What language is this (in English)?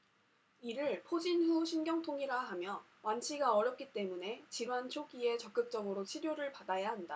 Korean